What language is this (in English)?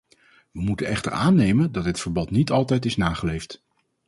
Dutch